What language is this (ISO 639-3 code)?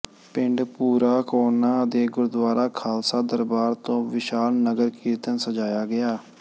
pan